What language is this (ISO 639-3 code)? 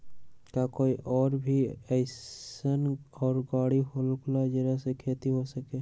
mag